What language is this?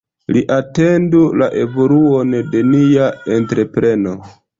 Esperanto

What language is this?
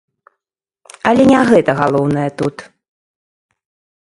Belarusian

